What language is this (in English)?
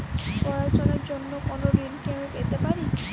Bangla